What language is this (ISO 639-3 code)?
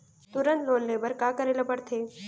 hne